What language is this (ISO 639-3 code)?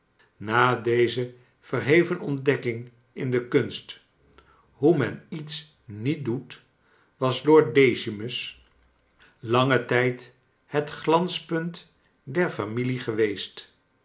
nld